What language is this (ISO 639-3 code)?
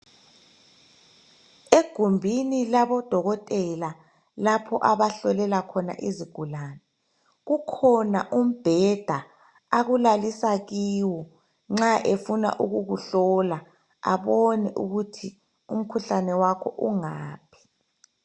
nde